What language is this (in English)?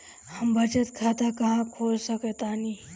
Bhojpuri